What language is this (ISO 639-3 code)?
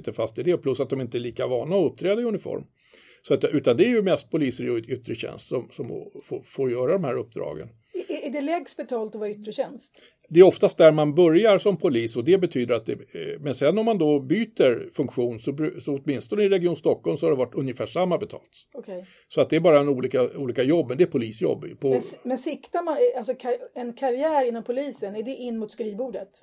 swe